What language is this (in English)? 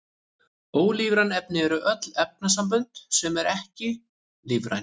Icelandic